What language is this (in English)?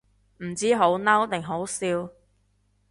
Cantonese